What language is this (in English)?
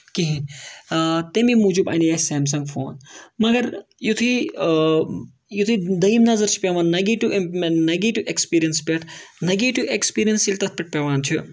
Kashmiri